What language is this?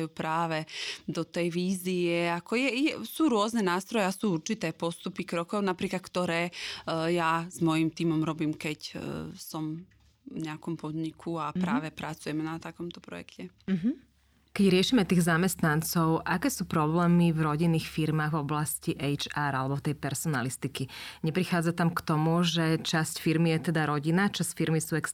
Slovak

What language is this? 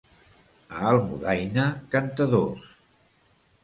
Catalan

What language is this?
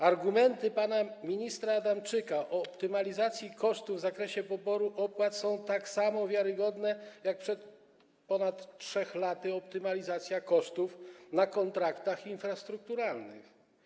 Polish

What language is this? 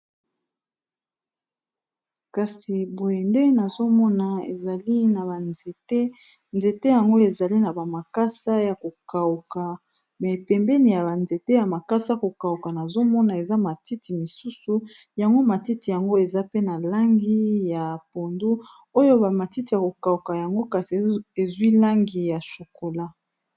Lingala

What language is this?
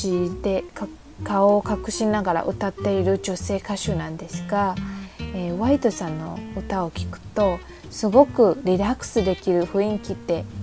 Japanese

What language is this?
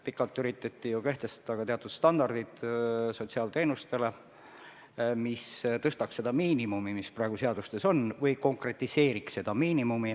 Estonian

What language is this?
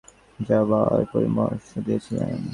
Bangla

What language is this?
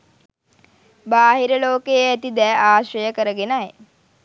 Sinhala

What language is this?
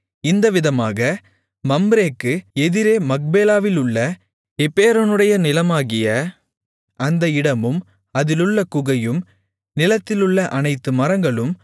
Tamil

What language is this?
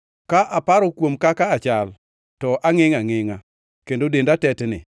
Luo (Kenya and Tanzania)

